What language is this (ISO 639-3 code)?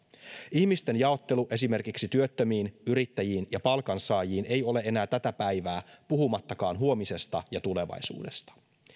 fin